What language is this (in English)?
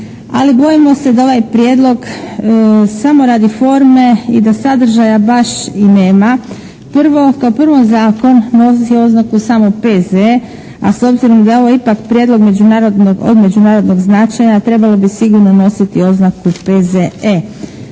Croatian